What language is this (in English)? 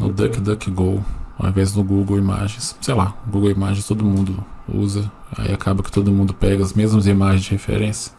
Portuguese